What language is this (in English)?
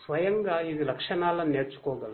Telugu